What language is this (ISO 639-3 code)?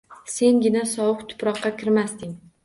uzb